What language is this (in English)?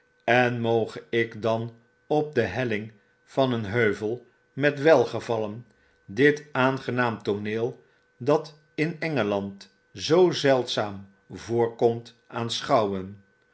Dutch